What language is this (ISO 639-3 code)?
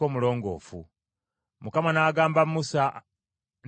lug